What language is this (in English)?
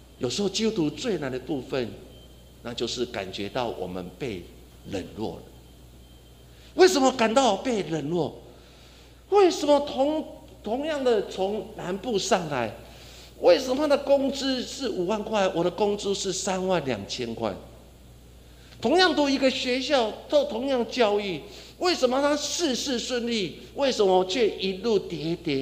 Chinese